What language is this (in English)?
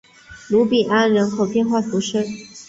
Chinese